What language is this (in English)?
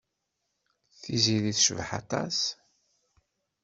Kabyle